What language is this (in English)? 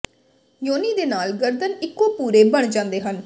Punjabi